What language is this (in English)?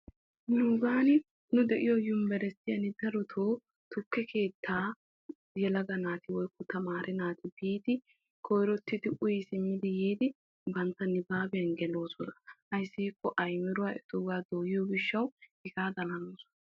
Wolaytta